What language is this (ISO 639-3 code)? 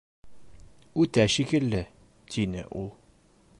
bak